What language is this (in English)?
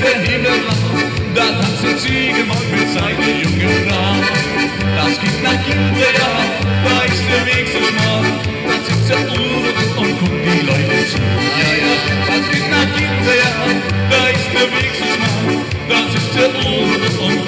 Ukrainian